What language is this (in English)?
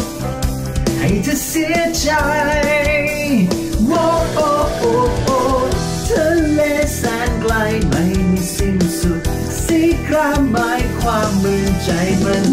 Thai